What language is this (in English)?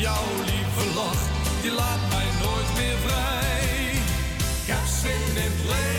Dutch